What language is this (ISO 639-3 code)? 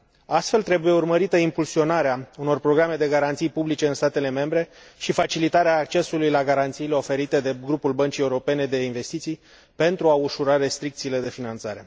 ron